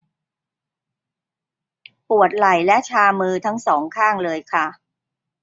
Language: Thai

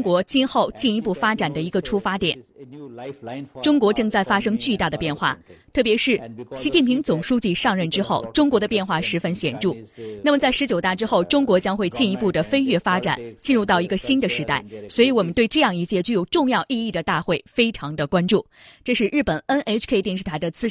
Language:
Chinese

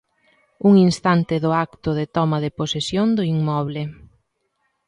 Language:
Galician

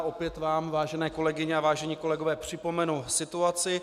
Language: Czech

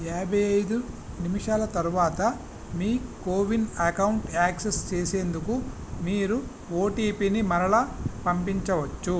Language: Telugu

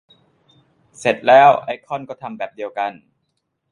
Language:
Thai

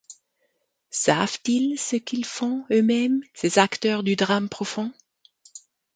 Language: French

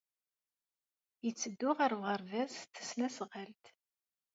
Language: Kabyle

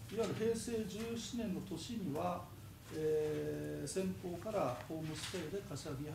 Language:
Japanese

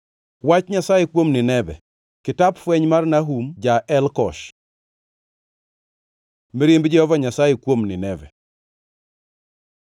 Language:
Luo (Kenya and Tanzania)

